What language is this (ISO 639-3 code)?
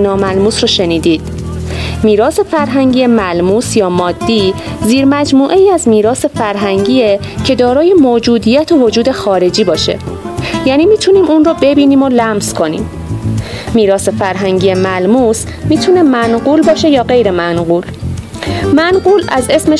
fas